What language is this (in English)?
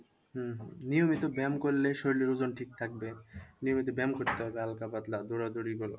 Bangla